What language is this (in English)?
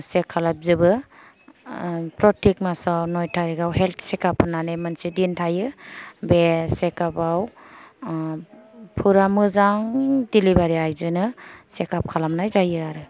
Bodo